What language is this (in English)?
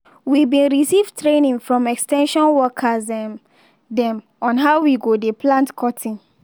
Nigerian Pidgin